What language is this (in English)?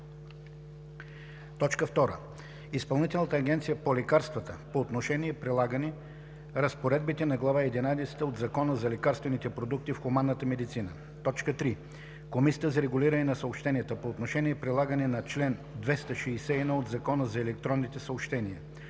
Bulgarian